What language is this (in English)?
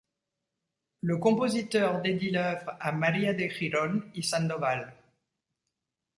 French